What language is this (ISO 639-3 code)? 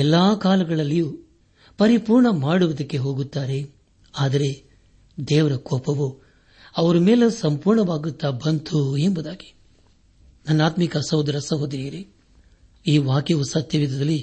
kan